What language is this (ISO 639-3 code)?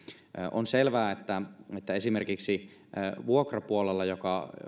fin